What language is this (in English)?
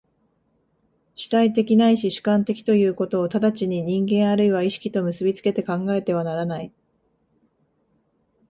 Japanese